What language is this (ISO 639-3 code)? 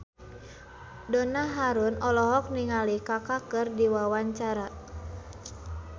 sun